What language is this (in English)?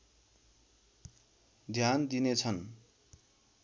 Nepali